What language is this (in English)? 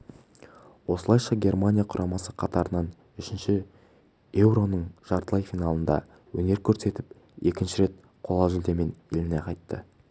Kazakh